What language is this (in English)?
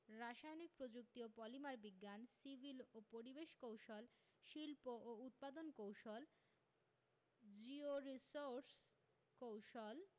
Bangla